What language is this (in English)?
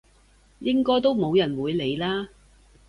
Cantonese